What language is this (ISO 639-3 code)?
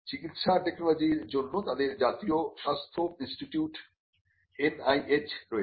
ben